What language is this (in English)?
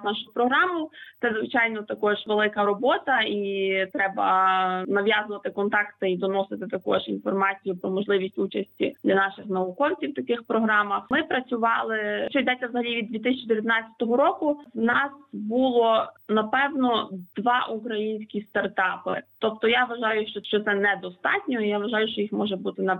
Ukrainian